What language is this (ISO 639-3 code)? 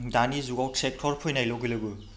brx